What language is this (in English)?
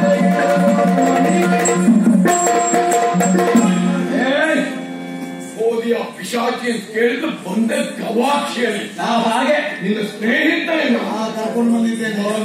Indonesian